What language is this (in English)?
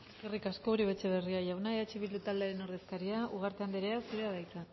Basque